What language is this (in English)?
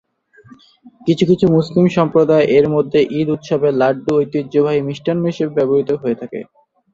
Bangla